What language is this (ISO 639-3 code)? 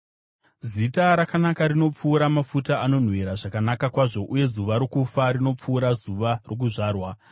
sna